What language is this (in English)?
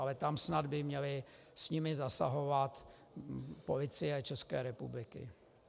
Czech